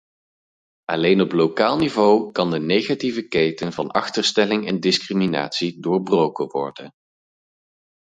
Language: Dutch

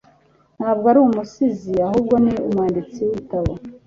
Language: Kinyarwanda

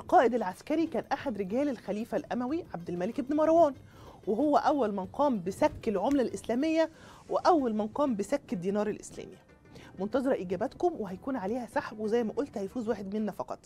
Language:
Arabic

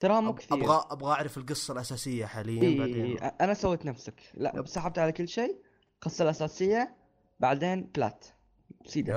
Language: Arabic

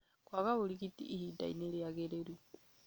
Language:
Kikuyu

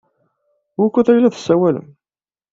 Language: Kabyle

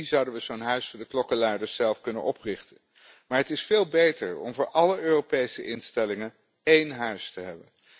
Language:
Dutch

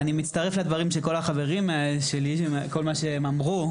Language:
Hebrew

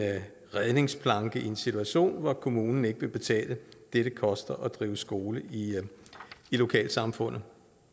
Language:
Danish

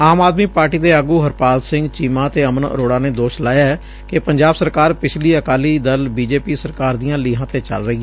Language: Punjabi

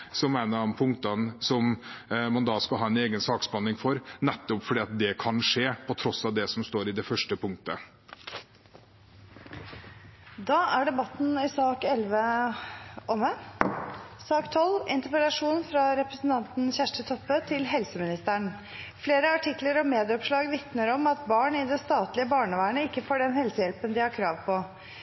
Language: Norwegian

